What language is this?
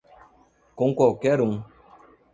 Portuguese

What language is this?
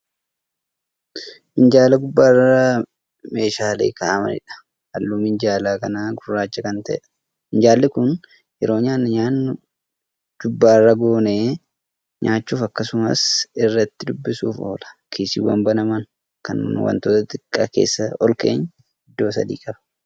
Oromo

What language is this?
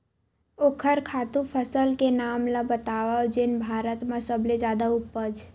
Chhattisgarhi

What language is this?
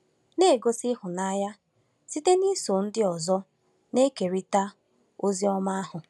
Igbo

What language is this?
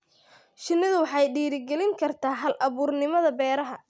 Somali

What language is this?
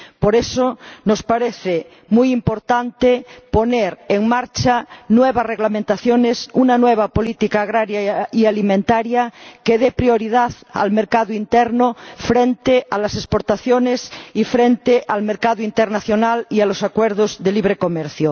Spanish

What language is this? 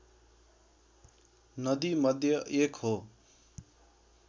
Nepali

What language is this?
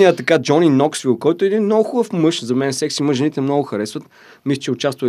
Bulgarian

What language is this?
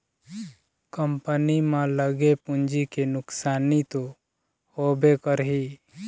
Chhattisgarhi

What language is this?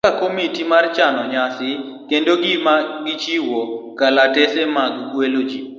Luo (Kenya and Tanzania)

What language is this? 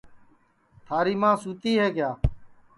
Sansi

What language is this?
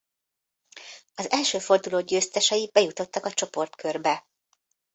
Hungarian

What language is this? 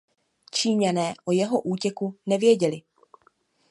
Czech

